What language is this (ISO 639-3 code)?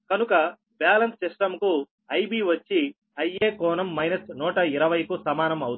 tel